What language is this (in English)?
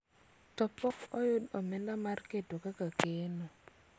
Luo (Kenya and Tanzania)